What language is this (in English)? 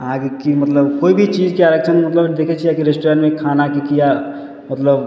Maithili